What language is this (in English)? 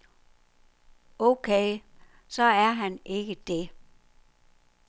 Danish